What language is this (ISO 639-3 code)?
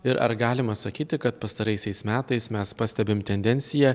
lit